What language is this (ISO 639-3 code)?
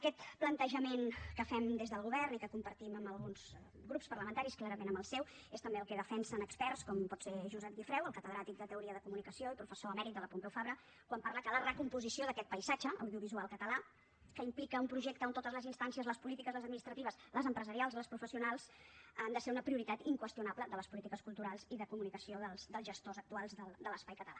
cat